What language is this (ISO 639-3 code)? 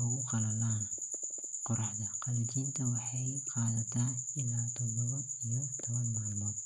som